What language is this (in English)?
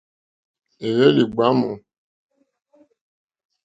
Mokpwe